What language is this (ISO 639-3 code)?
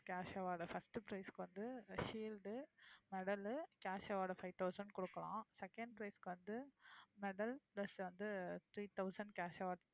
tam